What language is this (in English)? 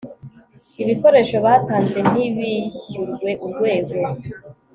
Kinyarwanda